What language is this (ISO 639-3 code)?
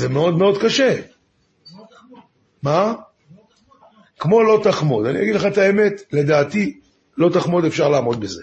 heb